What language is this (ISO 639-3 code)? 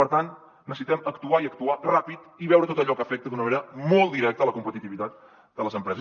cat